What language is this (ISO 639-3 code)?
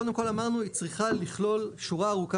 heb